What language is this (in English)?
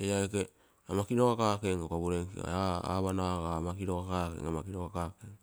Terei